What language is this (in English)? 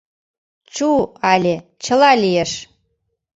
Mari